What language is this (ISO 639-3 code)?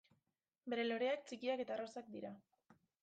eus